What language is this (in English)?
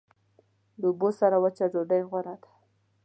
Pashto